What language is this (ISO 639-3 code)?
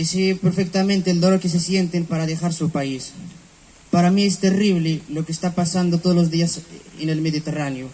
spa